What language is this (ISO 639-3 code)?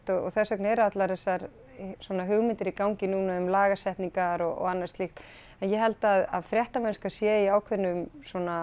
isl